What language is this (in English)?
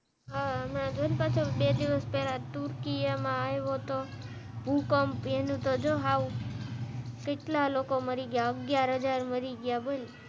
Gujarati